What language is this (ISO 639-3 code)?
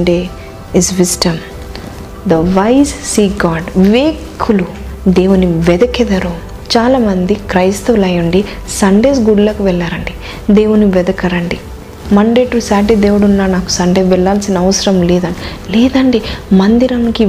tel